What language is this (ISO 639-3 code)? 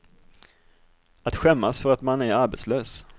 swe